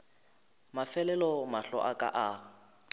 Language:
Northern Sotho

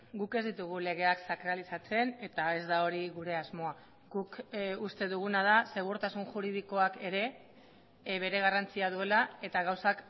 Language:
Basque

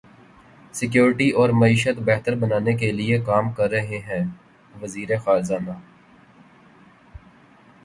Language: Urdu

